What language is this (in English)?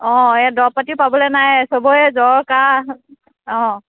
Assamese